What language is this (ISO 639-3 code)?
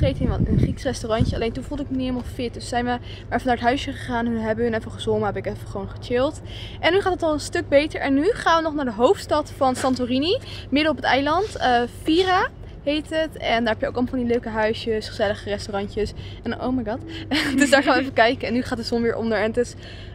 nld